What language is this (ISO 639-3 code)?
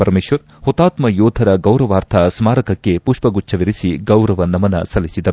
kan